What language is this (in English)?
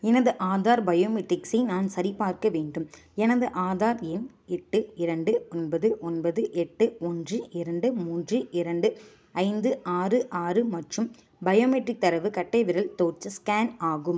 Tamil